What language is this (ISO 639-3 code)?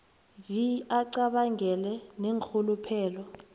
nbl